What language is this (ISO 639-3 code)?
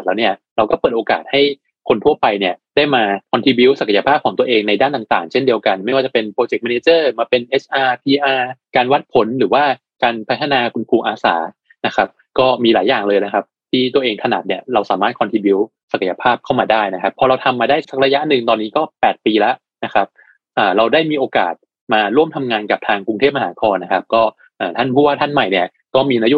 tha